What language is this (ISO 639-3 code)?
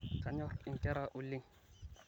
mas